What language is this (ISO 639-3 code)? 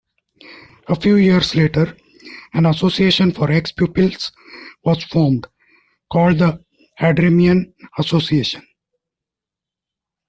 eng